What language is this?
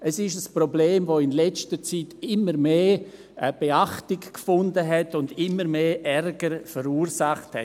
Swiss German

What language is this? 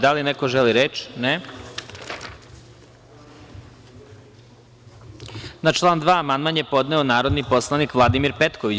Serbian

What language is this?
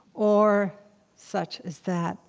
English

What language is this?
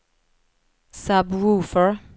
Swedish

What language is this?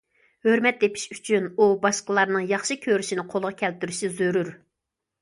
Uyghur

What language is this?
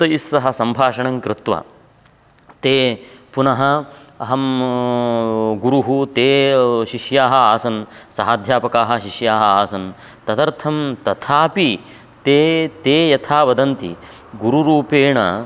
Sanskrit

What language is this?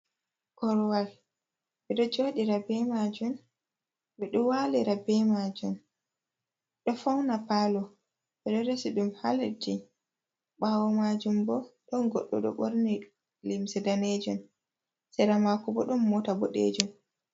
Fula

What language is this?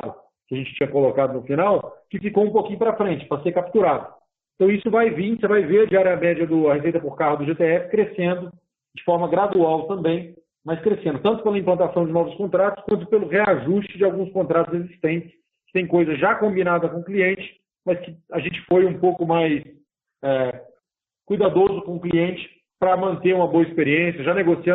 Portuguese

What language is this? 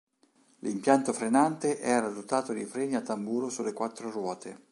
Italian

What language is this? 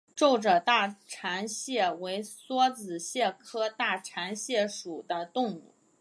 Chinese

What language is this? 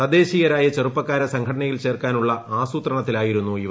Malayalam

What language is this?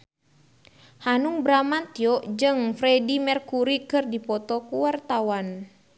Sundanese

